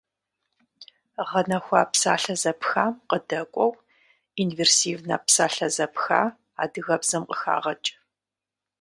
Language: Kabardian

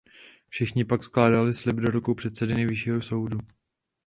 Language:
Czech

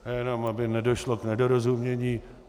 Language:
Czech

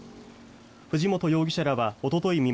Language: Japanese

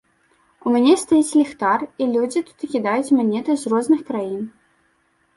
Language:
Belarusian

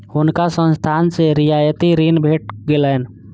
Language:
Maithili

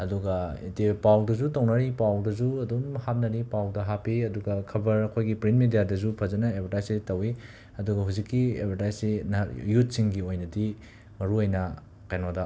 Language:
Manipuri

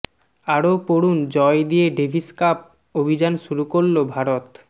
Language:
Bangla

